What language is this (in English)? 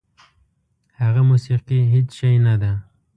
Pashto